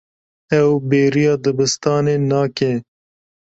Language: Kurdish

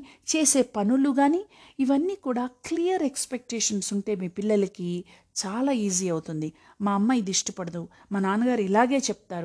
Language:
Telugu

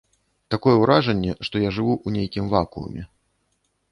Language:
Belarusian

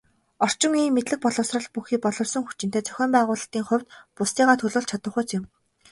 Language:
Mongolian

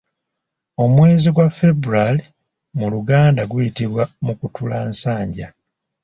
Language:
Ganda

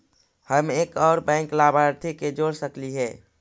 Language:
Magahi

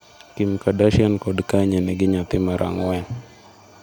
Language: Luo (Kenya and Tanzania)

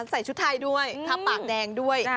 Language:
Thai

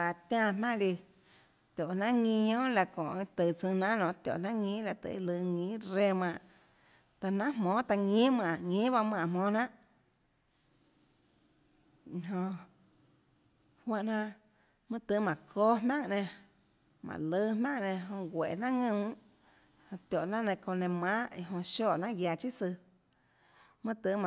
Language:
Tlacoatzintepec Chinantec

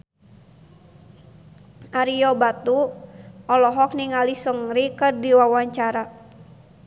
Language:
Sundanese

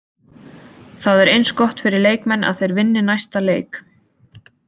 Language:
Icelandic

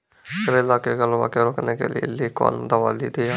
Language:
Maithili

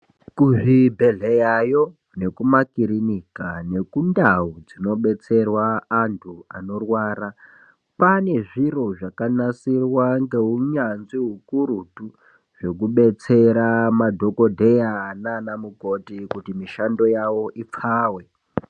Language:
Ndau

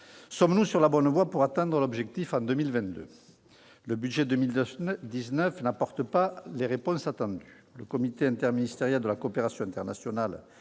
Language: French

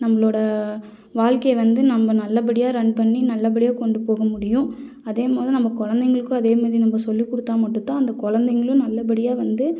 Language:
Tamil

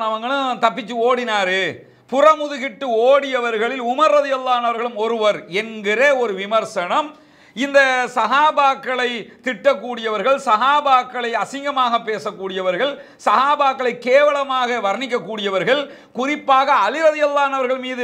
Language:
Arabic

